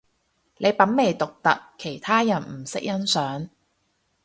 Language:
Cantonese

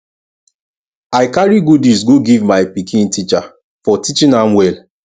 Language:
Nigerian Pidgin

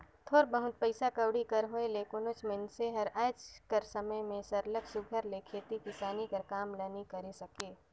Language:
Chhattisgarhi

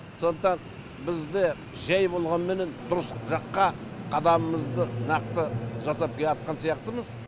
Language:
Kazakh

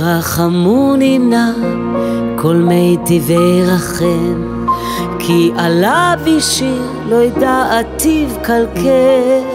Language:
Hebrew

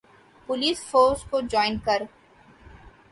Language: Urdu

